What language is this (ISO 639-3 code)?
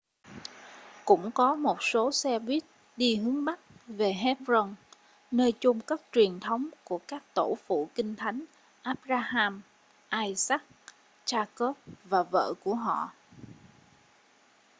vie